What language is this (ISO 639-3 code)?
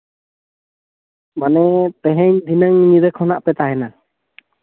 sat